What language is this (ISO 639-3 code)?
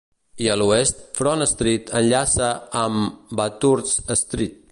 cat